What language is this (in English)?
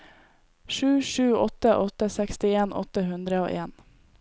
Norwegian